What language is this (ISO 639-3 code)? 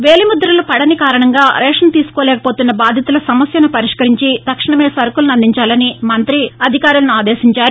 tel